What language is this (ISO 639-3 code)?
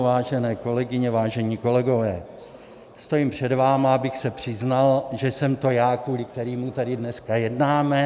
ces